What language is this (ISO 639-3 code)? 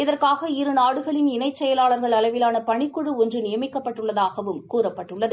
tam